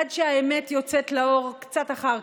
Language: Hebrew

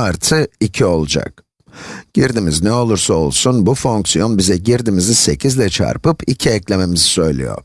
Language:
Turkish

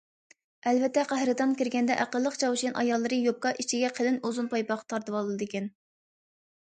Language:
Uyghur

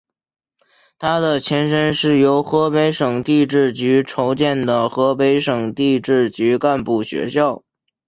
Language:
Chinese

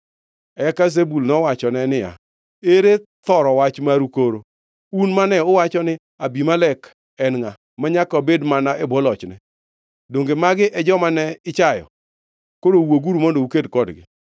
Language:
Luo (Kenya and Tanzania)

